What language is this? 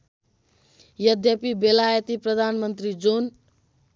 Nepali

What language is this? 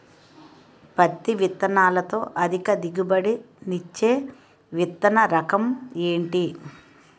Telugu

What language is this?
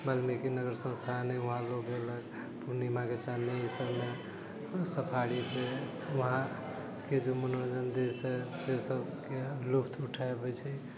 Maithili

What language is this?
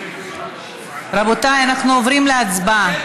Hebrew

